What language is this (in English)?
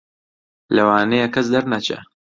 Central Kurdish